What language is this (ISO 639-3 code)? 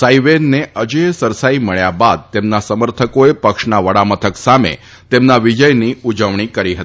guj